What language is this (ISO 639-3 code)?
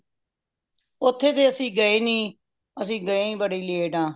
pan